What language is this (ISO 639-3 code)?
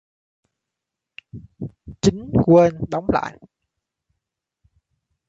vie